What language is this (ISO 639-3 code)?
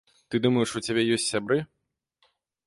bel